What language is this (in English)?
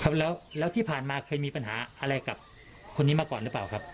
Thai